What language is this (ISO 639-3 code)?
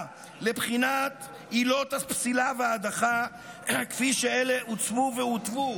heb